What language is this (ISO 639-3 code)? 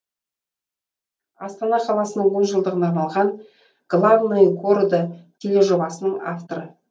kaz